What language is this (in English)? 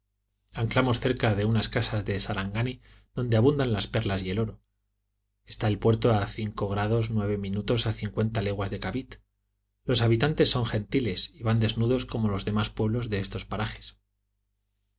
Spanish